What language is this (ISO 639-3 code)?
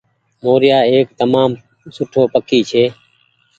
gig